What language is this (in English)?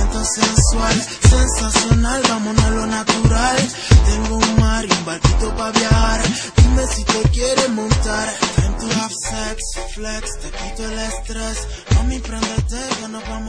Czech